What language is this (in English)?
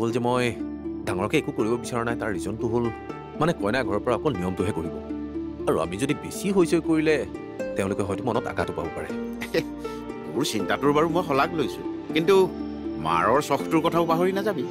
Bangla